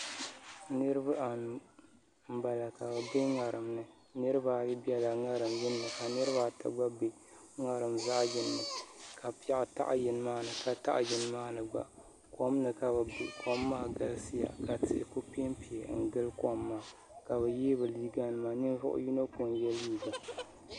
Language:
Dagbani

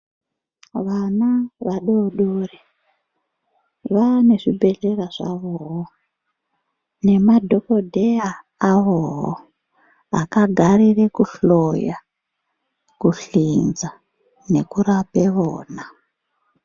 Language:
Ndau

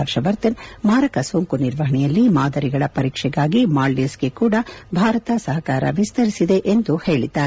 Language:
Kannada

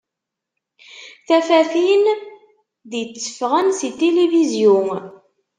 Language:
Kabyle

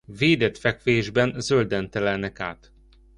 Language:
Hungarian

